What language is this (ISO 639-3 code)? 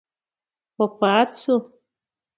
pus